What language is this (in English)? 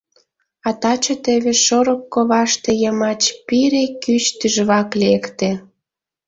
Mari